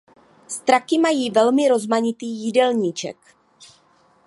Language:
Czech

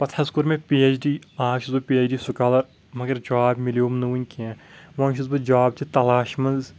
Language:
Kashmiri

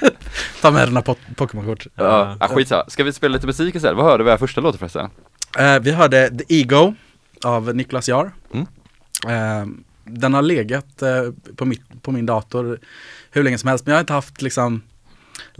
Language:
Swedish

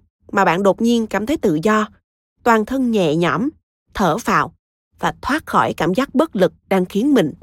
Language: Vietnamese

